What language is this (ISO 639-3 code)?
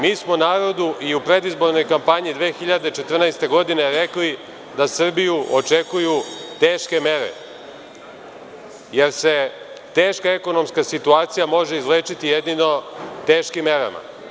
srp